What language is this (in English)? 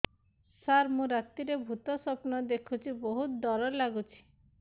Odia